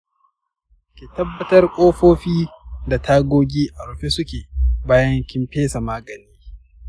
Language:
Hausa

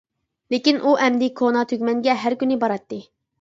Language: Uyghur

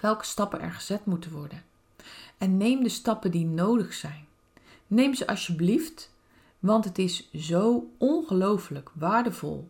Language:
Dutch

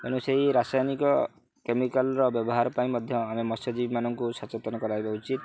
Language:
Odia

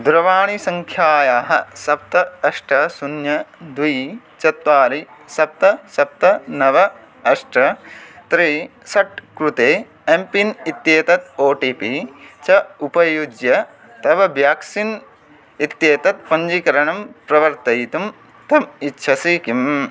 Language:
Sanskrit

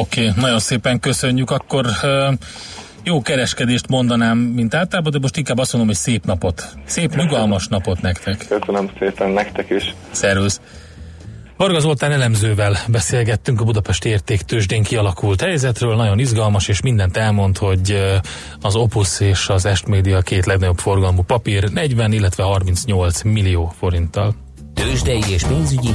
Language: Hungarian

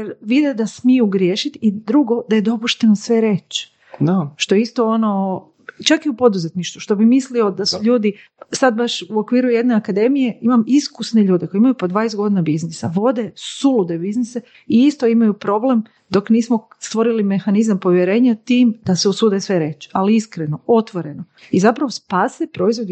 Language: Croatian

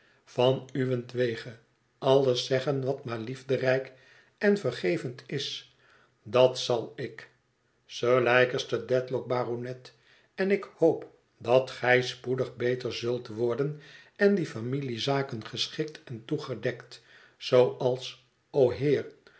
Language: Dutch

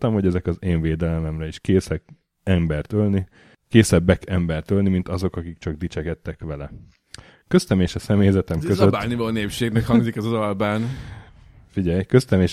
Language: Hungarian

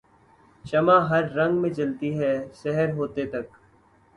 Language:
Urdu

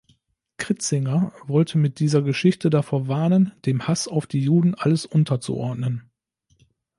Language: German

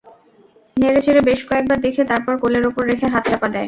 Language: Bangla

